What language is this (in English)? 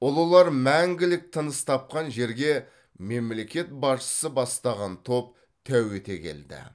Kazakh